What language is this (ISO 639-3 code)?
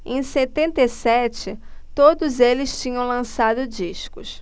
por